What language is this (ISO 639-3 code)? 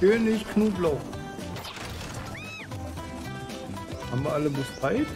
deu